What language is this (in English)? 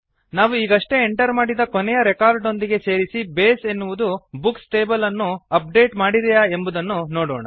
Kannada